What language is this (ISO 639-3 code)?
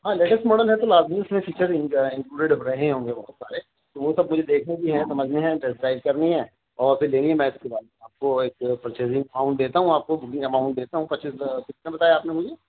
urd